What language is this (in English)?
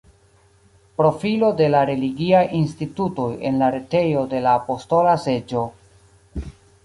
Esperanto